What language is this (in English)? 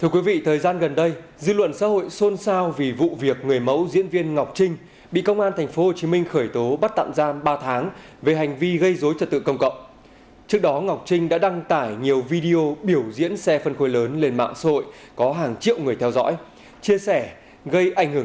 Vietnamese